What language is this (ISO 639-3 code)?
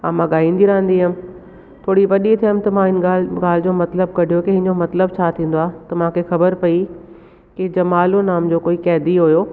snd